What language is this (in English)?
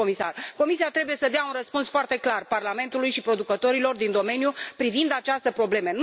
Romanian